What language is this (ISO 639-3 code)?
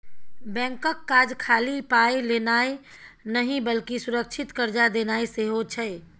mai